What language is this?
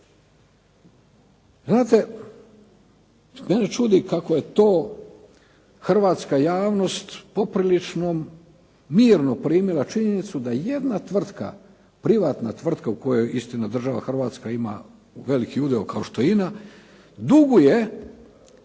Croatian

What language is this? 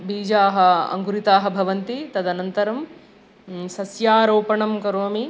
Sanskrit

